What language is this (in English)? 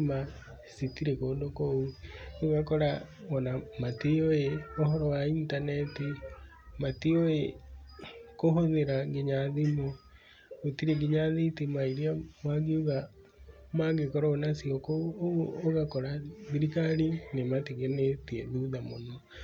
Kikuyu